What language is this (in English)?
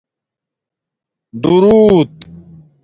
Domaaki